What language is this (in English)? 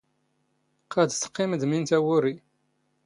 Standard Moroccan Tamazight